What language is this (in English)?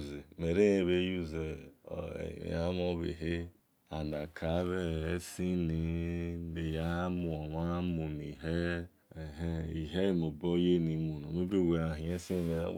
Esan